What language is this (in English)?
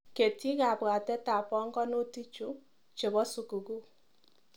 Kalenjin